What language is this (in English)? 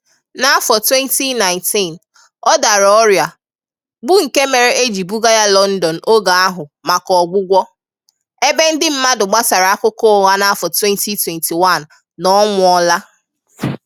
Igbo